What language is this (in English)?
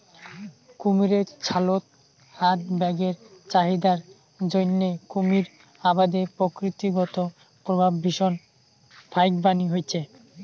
Bangla